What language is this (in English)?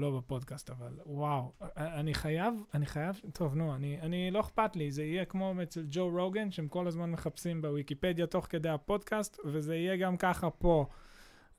Hebrew